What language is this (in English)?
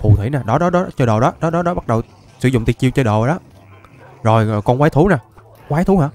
Vietnamese